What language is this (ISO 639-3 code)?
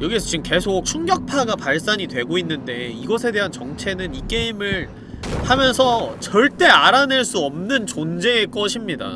kor